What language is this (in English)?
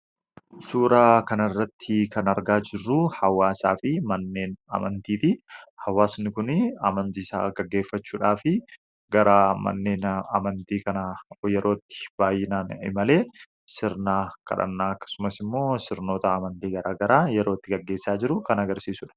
Oromo